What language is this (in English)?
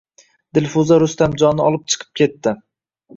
Uzbek